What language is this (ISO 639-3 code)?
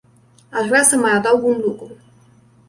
ron